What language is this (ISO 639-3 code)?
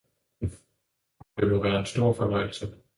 dan